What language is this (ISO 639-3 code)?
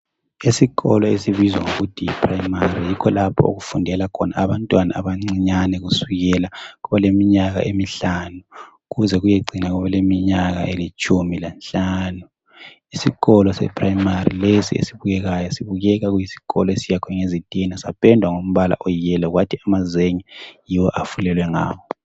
nde